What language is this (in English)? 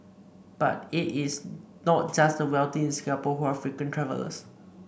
English